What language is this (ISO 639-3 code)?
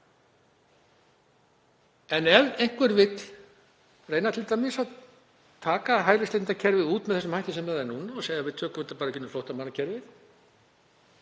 isl